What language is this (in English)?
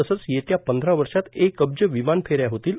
Marathi